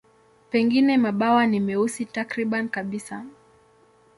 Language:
Swahili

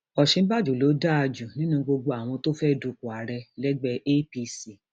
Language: Yoruba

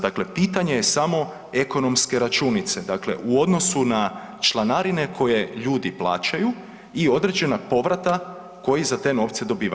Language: Croatian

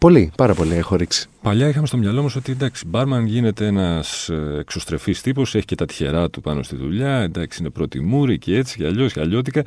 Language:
Greek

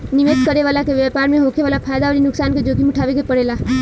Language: Bhojpuri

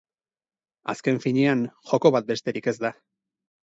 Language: Basque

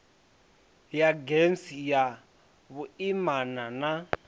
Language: Venda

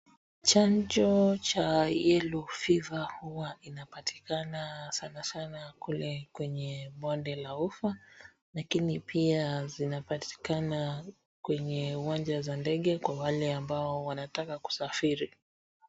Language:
Swahili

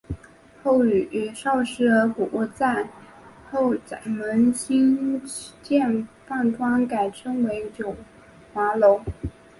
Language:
Chinese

